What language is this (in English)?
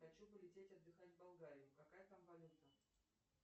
Russian